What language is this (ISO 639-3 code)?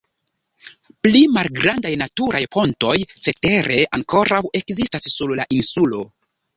epo